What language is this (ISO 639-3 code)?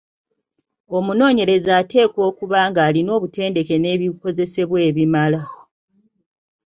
lug